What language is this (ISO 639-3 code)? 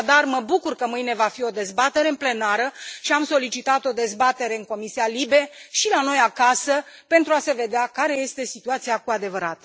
ron